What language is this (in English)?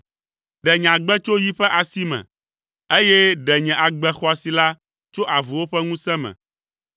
Ewe